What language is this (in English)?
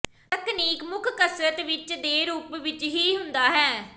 Punjabi